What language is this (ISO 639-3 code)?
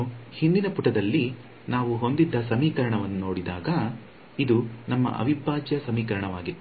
kan